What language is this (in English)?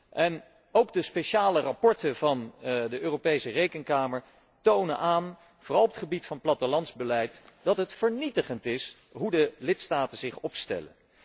Dutch